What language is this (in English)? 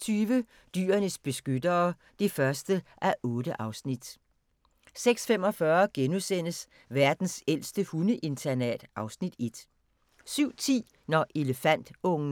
Danish